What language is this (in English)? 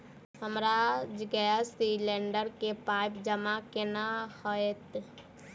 Maithili